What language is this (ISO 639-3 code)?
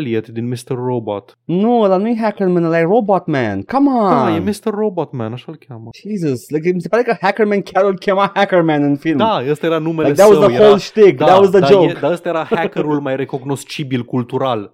ron